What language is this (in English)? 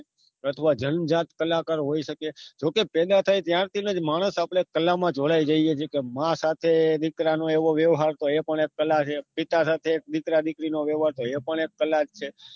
Gujarati